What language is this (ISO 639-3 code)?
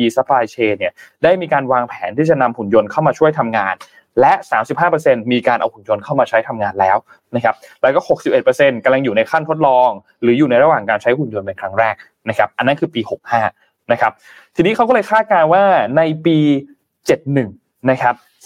tha